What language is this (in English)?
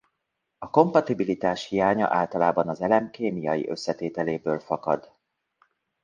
Hungarian